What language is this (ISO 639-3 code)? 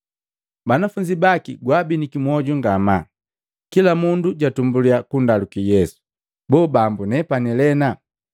mgv